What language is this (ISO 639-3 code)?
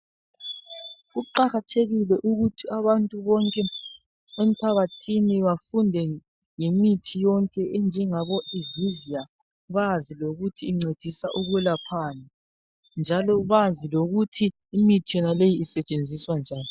nde